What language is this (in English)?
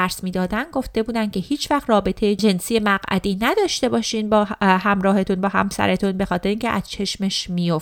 Persian